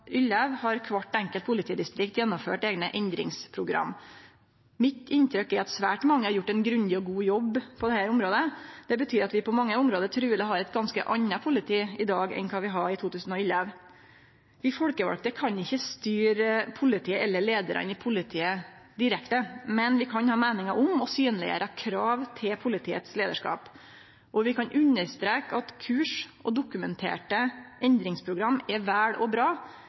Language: Norwegian Nynorsk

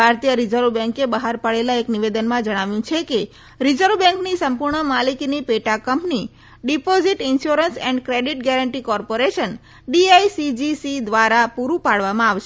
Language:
Gujarati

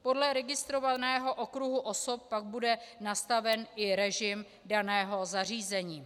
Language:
Czech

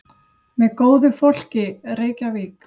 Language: Icelandic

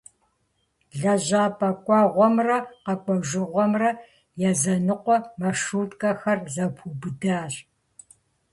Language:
Kabardian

